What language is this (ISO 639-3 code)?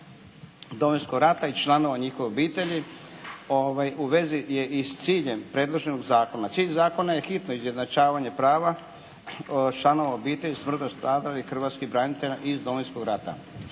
hrv